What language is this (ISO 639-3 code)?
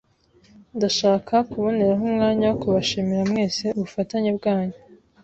kin